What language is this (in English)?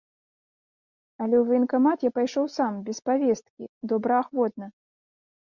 Belarusian